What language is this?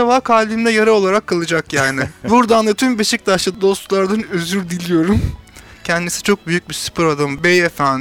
Turkish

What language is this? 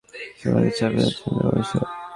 Bangla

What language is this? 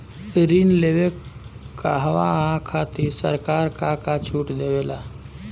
Bhojpuri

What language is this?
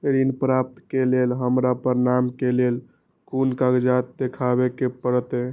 Maithili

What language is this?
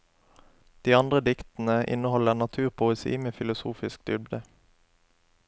Norwegian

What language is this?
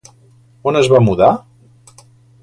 Catalan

